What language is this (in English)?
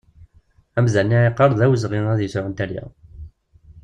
Kabyle